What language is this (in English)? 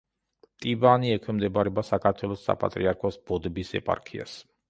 Georgian